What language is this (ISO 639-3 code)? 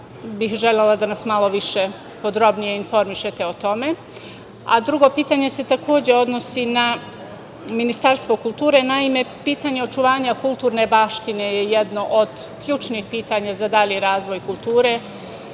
srp